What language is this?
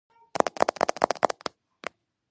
Georgian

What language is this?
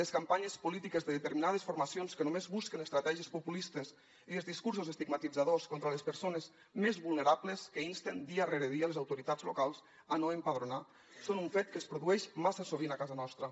Catalan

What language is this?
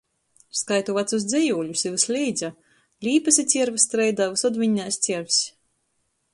Latgalian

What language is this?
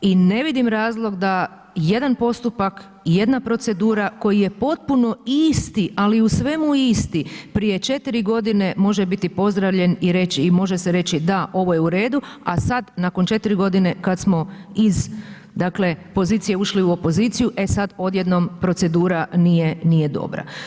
Croatian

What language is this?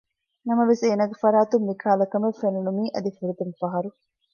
Divehi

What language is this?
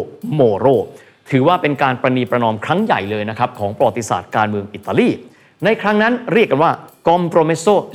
Thai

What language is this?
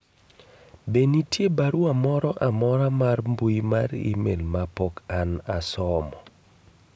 Luo (Kenya and Tanzania)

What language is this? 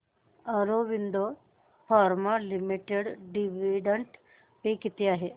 Marathi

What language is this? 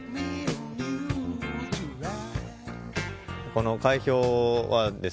Japanese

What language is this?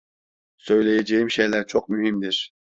Turkish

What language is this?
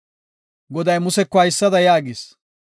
Gofa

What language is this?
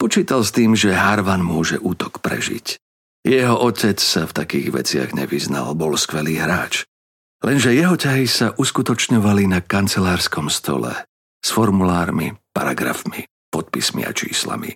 Slovak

